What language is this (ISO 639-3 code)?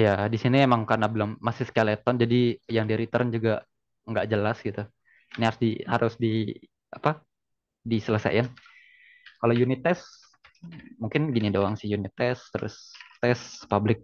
ind